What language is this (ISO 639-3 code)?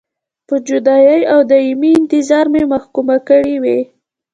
pus